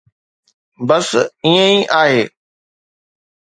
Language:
Sindhi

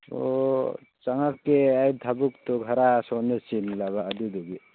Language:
Manipuri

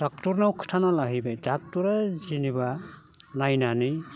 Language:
Bodo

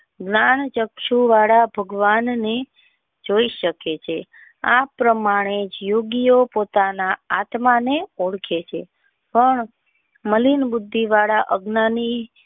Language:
Gujarati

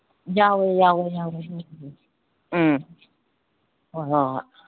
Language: Manipuri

